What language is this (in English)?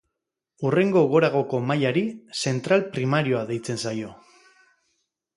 Basque